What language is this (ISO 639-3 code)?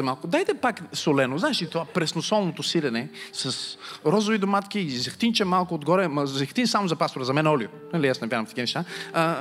bul